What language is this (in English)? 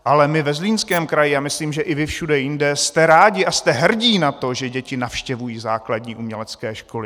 Czech